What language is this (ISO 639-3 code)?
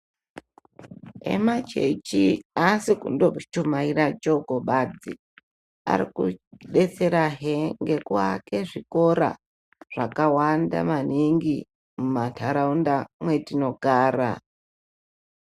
ndc